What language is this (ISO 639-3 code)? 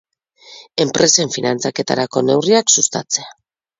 eus